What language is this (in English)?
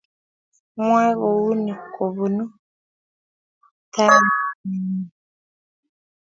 Kalenjin